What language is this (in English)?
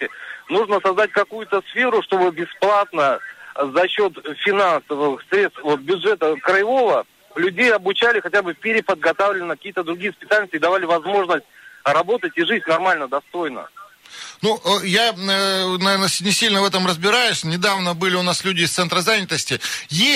Russian